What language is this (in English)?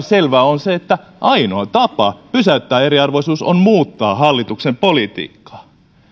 Finnish